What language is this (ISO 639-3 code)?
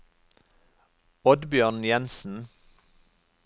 nor